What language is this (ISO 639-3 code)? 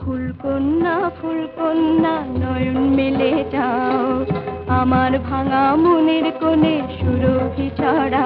ben